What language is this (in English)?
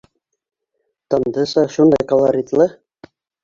Bashkir